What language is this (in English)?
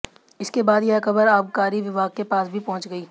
Hindi